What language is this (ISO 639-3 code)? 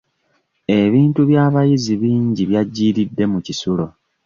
lug